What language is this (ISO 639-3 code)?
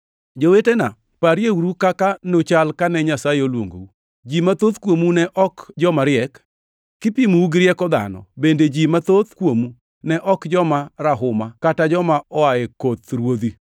luo